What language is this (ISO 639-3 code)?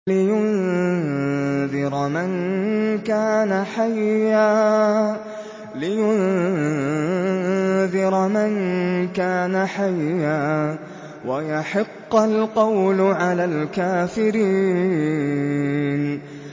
ara